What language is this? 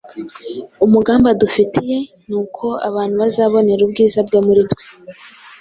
Kinyarwanda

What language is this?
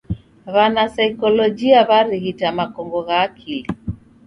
Taita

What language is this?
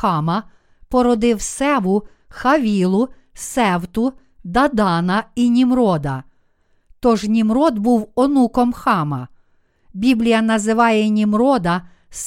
Ukrainian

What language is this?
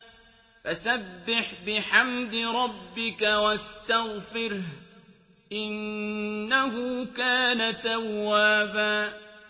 Arabic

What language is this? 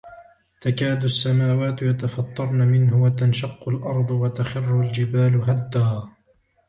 Arabic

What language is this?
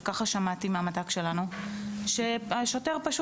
Hebrew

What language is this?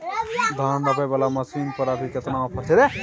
Maithili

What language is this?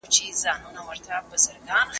Pashto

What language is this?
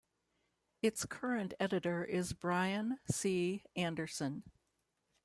English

